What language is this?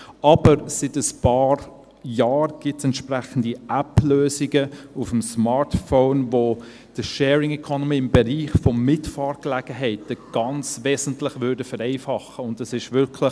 Swiss German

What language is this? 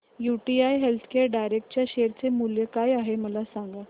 Marathi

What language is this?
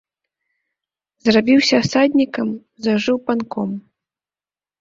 Belarusian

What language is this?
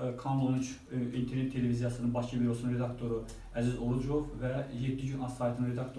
Azerbaijani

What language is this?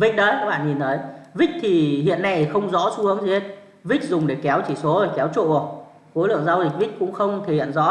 Vietnamese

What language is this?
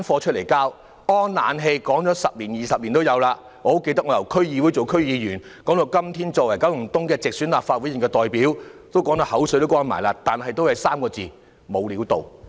Cantonese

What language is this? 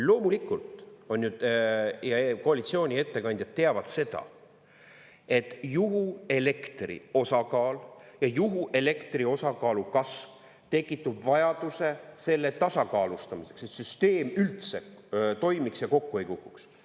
Estonian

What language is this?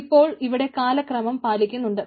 Malayalam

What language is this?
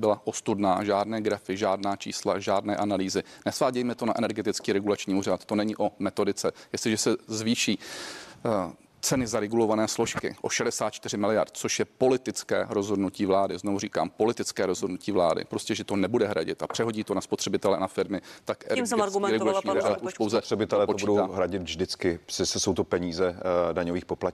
Czech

